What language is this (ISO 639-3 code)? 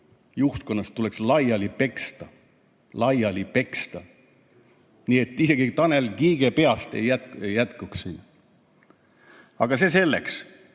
est